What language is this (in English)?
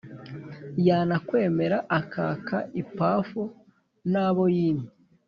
Kinyarwanda